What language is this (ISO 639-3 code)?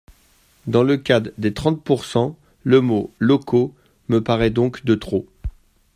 fra